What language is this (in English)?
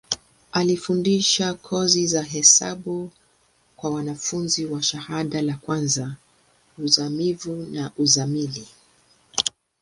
Swahili